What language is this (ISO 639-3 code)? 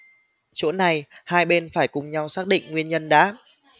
vie